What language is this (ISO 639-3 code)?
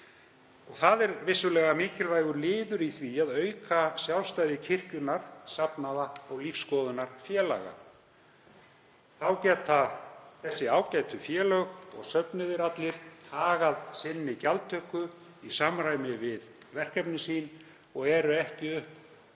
isl